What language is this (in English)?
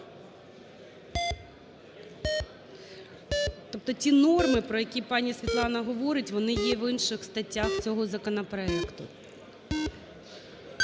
Ukrainian